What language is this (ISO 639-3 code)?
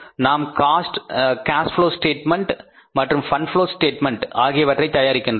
tam